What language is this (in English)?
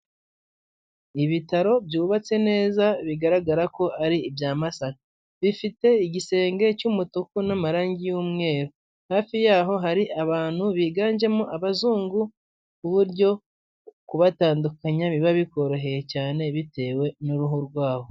Kinyarwanda